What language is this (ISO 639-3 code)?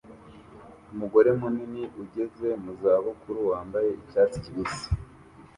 kin